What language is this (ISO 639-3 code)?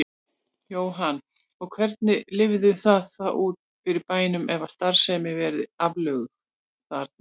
isl